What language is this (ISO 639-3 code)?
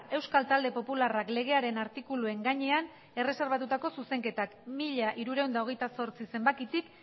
eus